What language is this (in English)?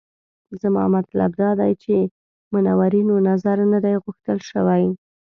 Pashto